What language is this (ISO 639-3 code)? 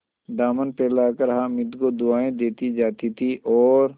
hin